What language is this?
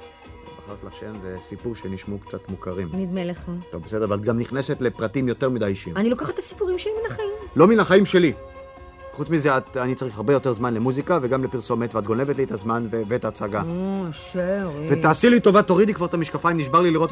Hebrew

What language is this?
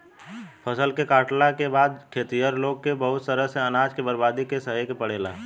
Bhojpuri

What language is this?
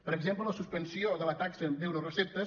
Catalan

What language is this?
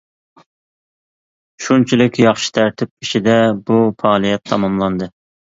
Uyghur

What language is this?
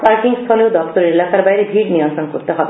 Bangla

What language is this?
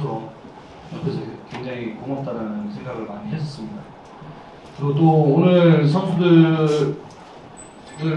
Korean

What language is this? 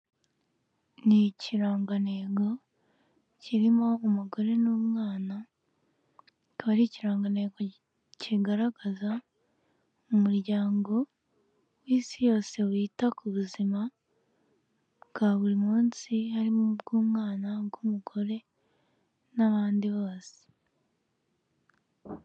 Kinyarwanda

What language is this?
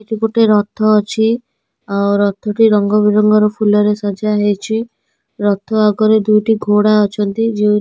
Odia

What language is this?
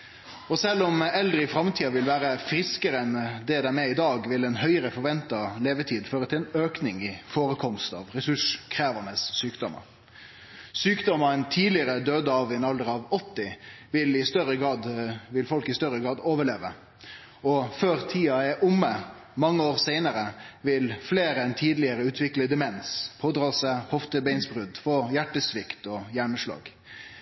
Norwegian Nynorsk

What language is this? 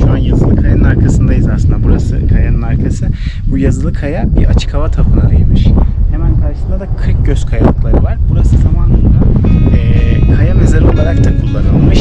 Turkish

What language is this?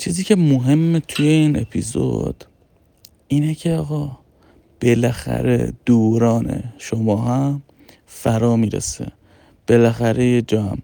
Persian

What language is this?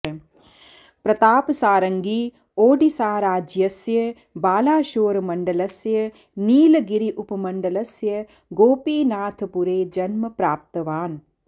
Sanskrit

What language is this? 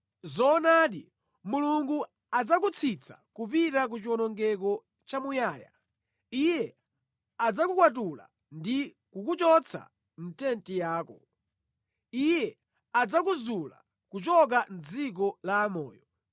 Nyanja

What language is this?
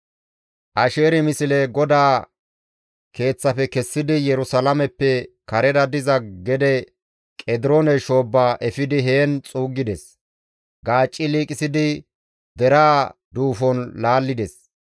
Gamo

